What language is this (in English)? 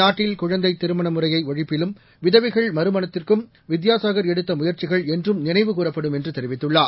Tamil